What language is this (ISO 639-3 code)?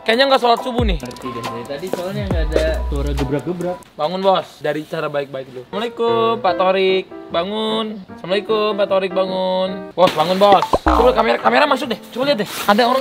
ind